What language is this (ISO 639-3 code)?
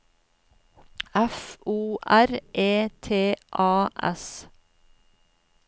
nor